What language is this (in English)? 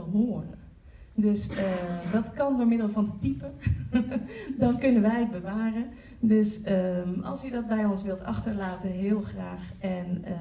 Dutch